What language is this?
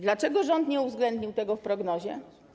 Polish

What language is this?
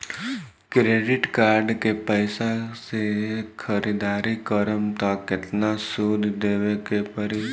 Bhojpuri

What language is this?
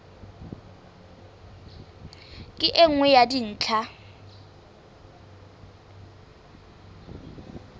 Southern Sotho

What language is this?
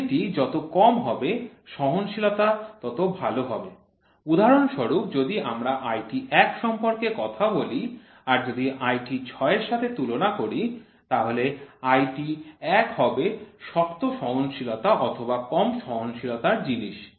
Bangla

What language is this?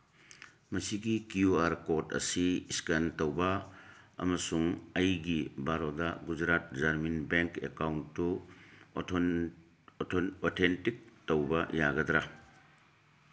Manipuri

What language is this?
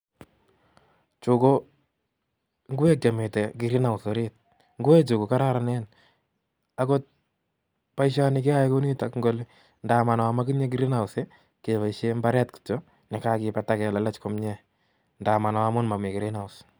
Kalenjin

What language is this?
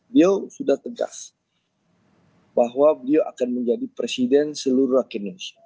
Indonesian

